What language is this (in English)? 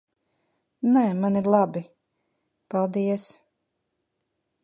Latvian